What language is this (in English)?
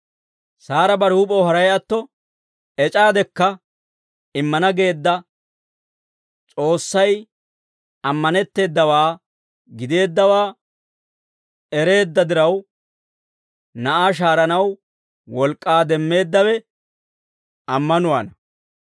Dawro